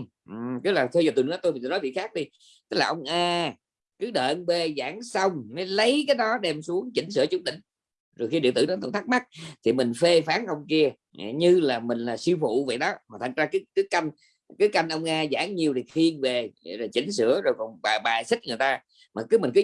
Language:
Vietnamese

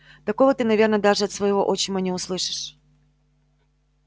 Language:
Russian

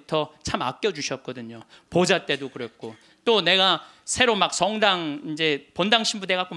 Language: Korean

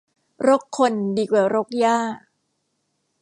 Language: Thai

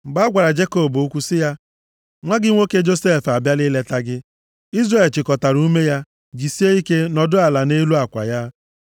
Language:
Igbo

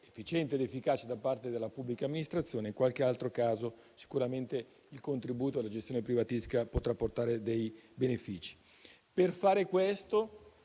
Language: Italian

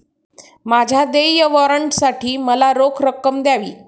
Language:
Marathi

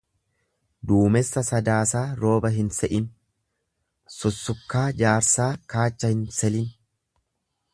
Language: Oromo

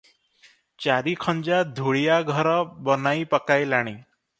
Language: Odia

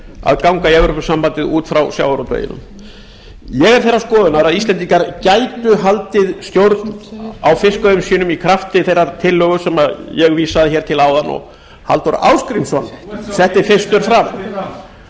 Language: Icelandic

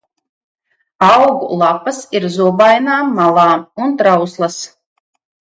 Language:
Latvian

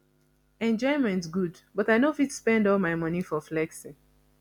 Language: Nigerian Pidgin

